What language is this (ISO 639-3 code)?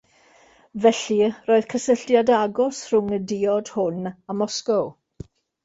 cym